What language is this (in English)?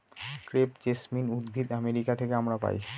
Bangla